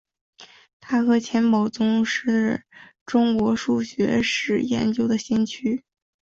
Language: Chinese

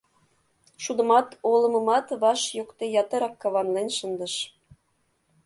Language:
Mari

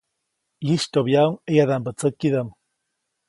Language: Copainalá Zoque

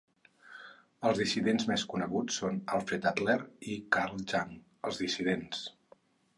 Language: Catalan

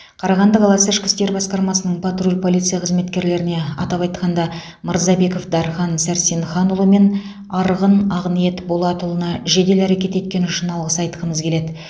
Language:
Kazakh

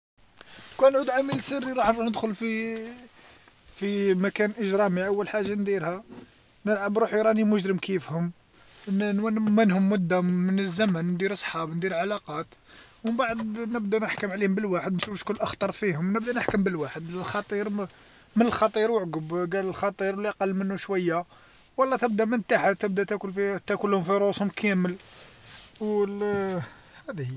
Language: Algerian Arabic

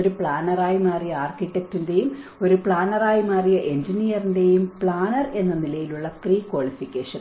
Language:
Malayalam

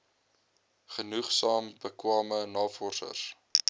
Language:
Afrikaans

